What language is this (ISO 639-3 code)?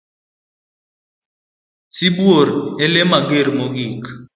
luo